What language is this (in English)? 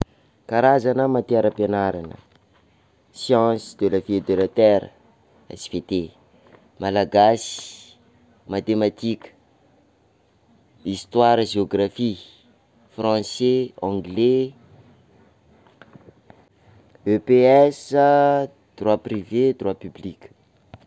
Sakalava Malagasy